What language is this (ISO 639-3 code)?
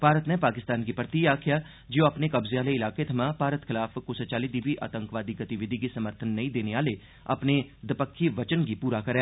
doi